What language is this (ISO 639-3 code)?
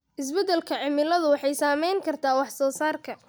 som